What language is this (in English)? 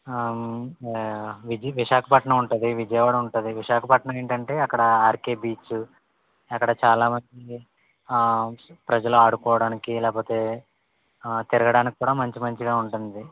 Telugu